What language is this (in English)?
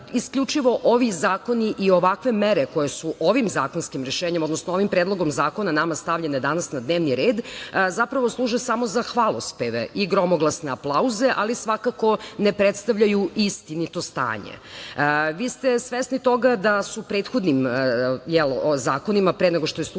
Serbian